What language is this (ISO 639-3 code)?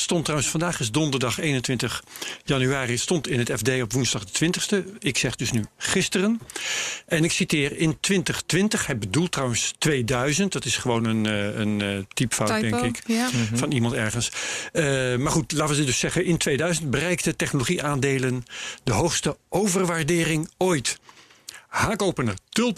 nld